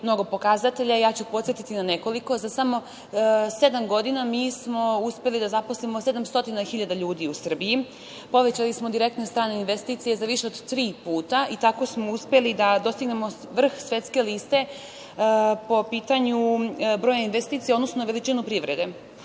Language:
Serbian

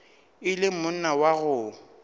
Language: Northern Sotho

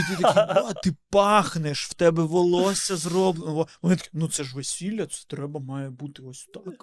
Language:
Ukrainian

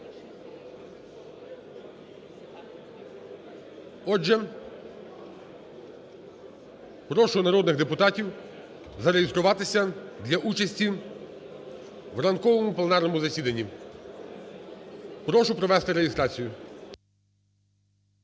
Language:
Ukrainian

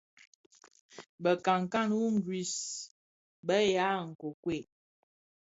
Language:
Bafia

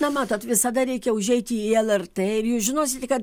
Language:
Lithuanian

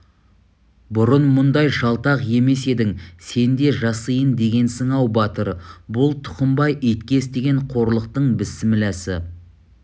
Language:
Kazakh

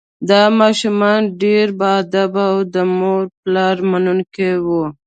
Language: Pashto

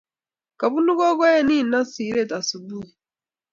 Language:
Kalenjin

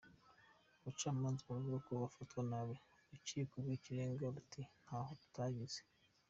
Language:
Kinyarwanda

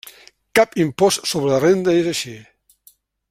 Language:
Catalan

